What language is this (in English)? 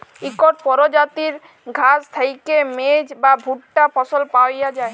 Bangla